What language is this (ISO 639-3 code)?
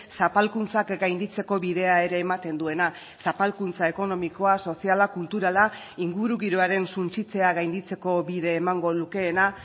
eus